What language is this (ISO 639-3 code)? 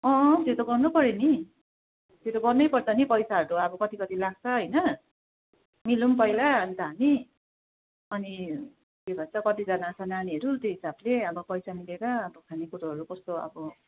nep